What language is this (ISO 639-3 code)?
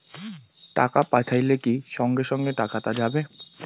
ben